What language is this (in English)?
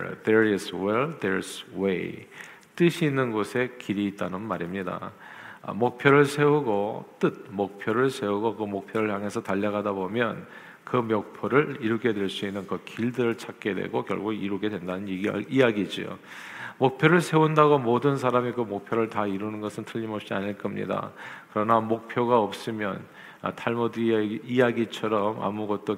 Korean